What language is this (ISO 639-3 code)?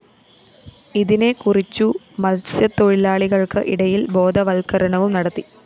mal